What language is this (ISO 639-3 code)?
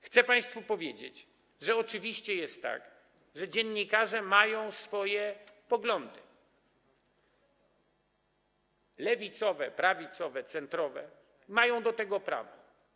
pol